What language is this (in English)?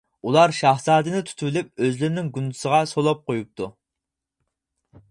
Uyghur